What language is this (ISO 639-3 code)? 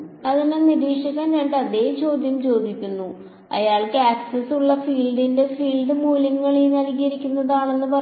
mal